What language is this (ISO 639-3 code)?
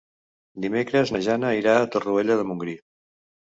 cat